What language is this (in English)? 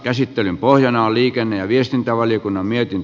Finnish